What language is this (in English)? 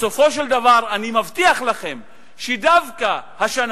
Hebrew